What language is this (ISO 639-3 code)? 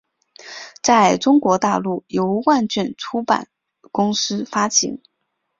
zho